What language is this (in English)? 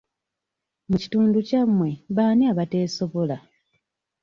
Ganda